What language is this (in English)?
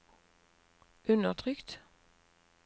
Norwegian